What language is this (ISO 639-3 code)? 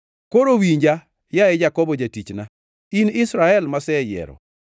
luo